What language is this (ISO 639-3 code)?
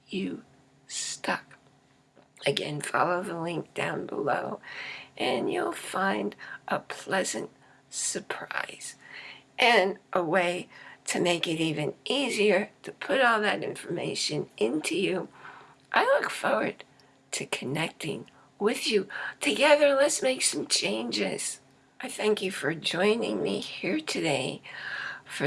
eng